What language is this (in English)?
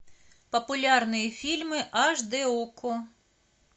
Russian